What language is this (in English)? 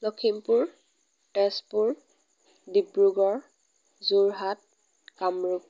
Assamese